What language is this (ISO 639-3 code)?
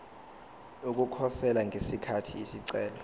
zul